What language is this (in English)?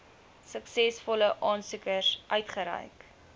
Afrikaans